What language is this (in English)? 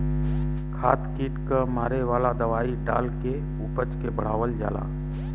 Bhojpuri